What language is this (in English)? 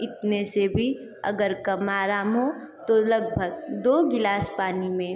Hindi